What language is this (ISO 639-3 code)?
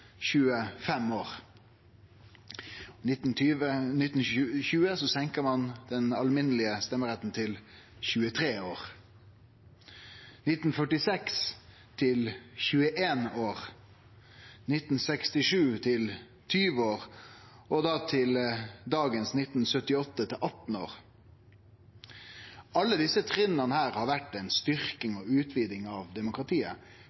nno